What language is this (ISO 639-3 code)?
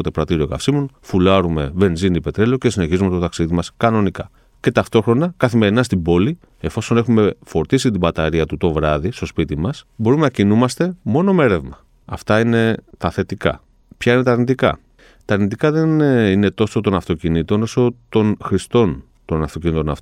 ell